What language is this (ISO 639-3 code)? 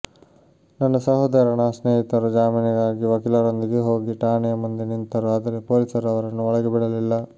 kan